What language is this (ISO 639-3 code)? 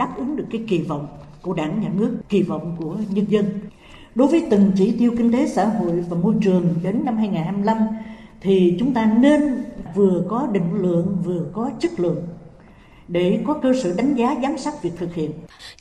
vie